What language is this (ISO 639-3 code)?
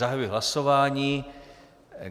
ces